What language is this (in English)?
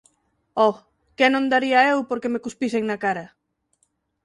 Galician